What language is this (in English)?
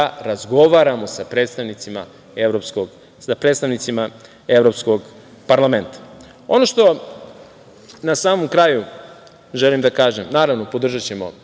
Serbian